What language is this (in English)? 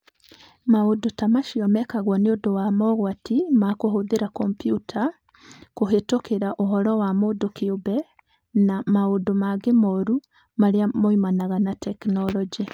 Kikuyu